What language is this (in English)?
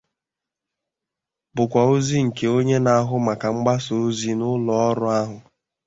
Igbo